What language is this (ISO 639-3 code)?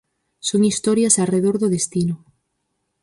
glg